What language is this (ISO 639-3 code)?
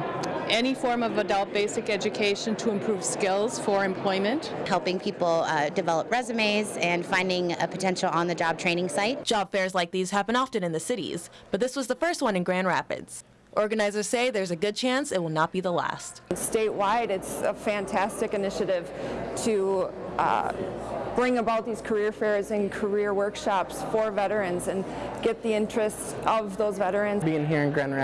eng